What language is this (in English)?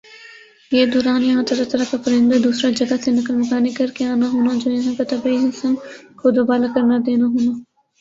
Urdu